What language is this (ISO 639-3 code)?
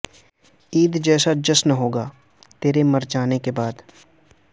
urd